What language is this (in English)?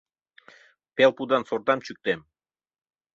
Mari